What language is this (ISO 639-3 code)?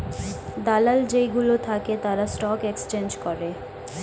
ben